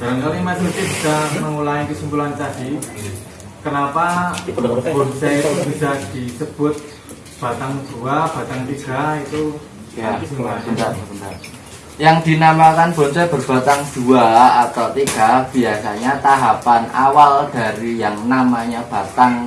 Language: Indonesian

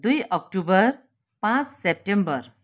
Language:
Nepali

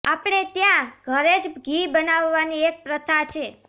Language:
Gujarati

